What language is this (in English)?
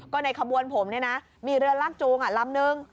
Thai